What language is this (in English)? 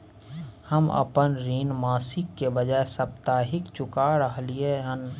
Maithili